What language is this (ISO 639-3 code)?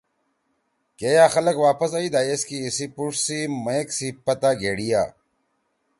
trw